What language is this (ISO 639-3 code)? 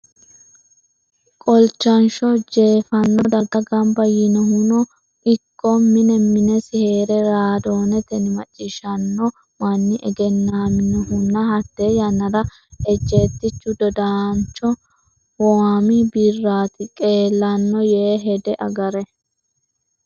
sid